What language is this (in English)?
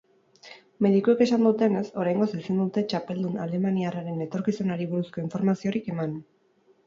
Basque